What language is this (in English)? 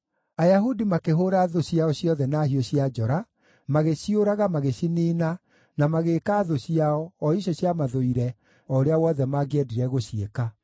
Kikuyu